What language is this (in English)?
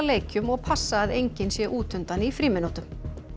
Icelandic